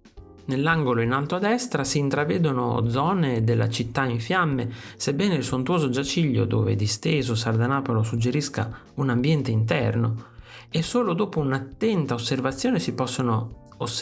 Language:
Italian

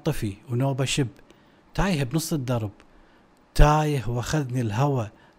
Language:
Arabic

